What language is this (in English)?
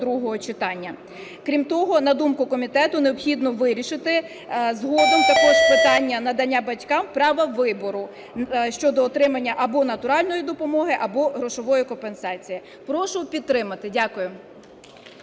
Ukrainian